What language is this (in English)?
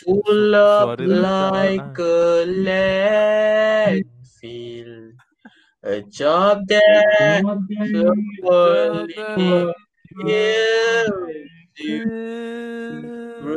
Malay